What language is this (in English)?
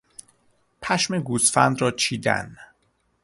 Persian